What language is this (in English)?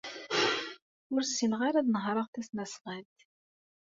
Kabyle